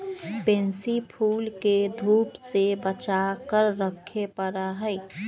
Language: Magahi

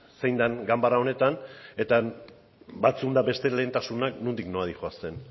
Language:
Basque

